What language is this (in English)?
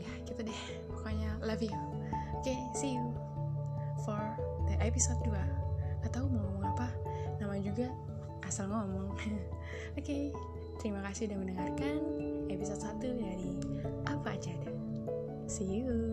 Indonesian